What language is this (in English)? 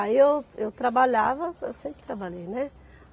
Portuguese